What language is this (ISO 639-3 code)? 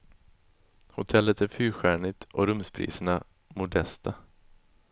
swe